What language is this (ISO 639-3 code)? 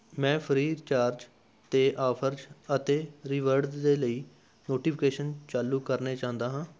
pan